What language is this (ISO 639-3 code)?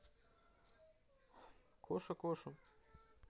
rus